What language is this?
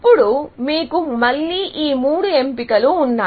Telugu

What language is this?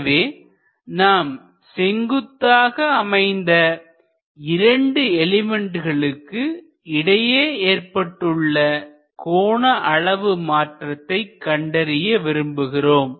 Tamil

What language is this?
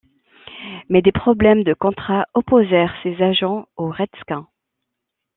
French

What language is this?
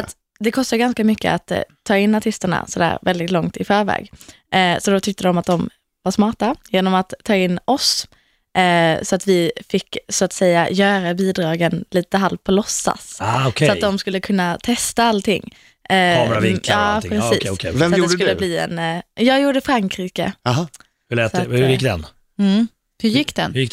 Swedish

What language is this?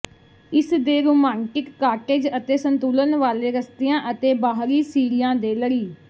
Punjabi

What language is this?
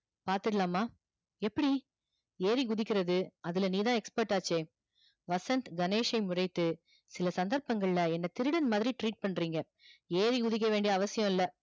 Tamil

